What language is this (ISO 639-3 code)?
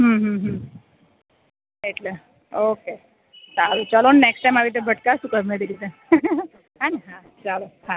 guj